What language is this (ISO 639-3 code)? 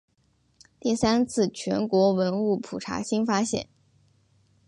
zho